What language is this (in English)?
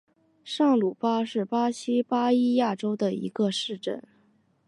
Chinese